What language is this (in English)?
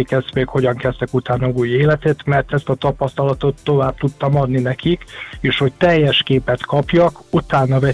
Hungarian